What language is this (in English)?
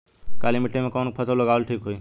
Bhojpuri